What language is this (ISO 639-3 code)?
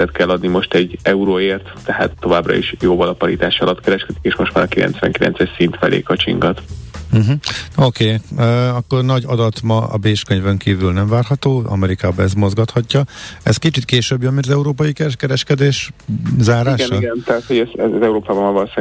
hun